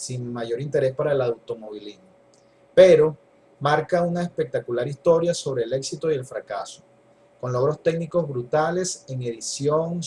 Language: Spanish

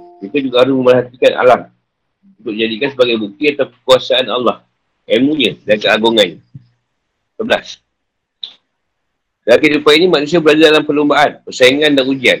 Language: Malay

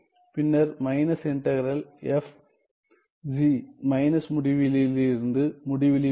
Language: Tamil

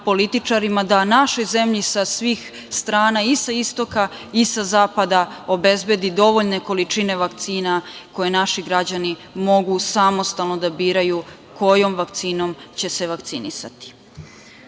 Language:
Serbian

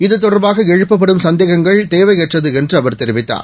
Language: Tamil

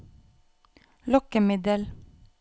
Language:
Norwegian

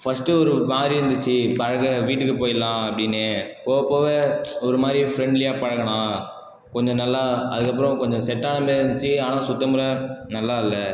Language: Tamil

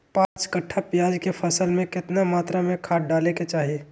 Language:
Magahi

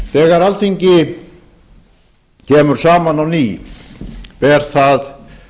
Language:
Icelandic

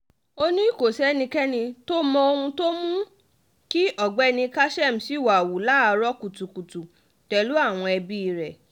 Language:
Yoruba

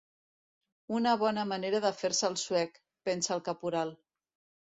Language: Catalan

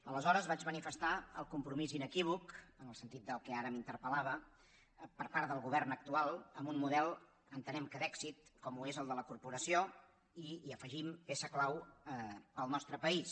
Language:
Catalan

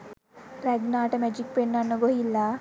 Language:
Sinhala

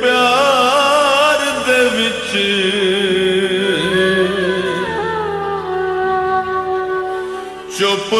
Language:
Punjabi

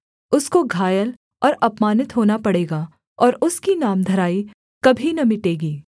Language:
Hindi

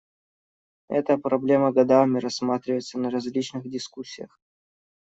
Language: Russian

